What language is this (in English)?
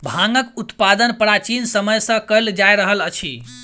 Maithili